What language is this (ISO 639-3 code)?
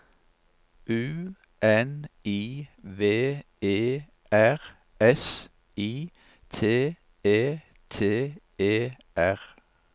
nor